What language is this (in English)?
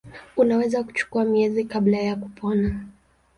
Swahili